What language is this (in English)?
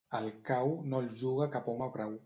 Catalan